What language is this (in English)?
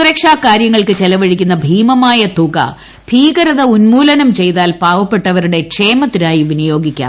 Malayalam